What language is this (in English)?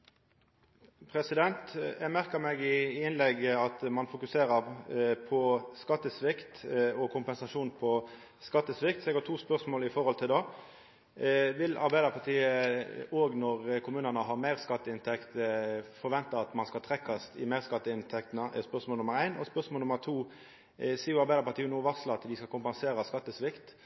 Norwegian Nynorsk